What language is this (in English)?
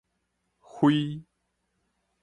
Min Nan Chinese